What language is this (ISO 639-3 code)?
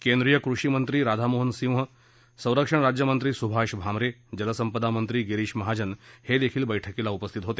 mar